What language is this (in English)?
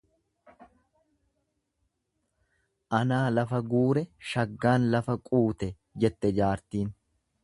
Oromo